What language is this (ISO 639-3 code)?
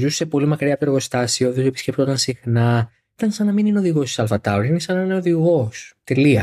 ell